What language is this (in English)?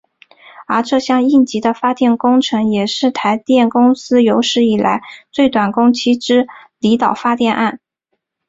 Chinese